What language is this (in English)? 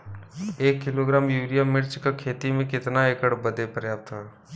Bhojpuri